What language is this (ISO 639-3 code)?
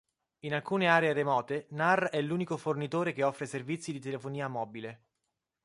ita